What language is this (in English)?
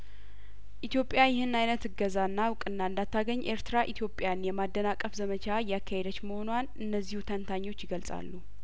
Amharic